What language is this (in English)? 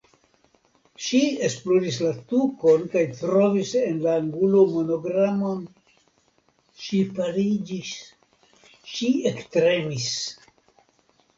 Esperanto